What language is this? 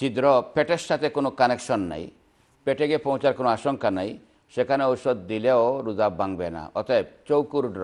Arabic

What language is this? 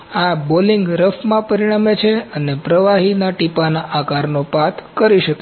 Gujarati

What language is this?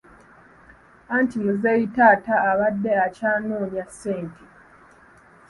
Ganda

